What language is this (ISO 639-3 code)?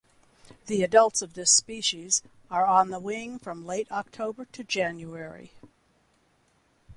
eng